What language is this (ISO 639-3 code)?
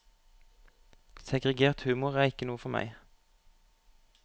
nor